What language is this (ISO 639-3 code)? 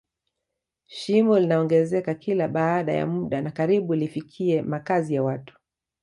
swa